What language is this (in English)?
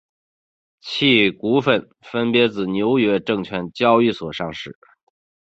Chinese